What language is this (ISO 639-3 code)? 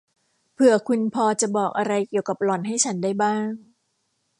tha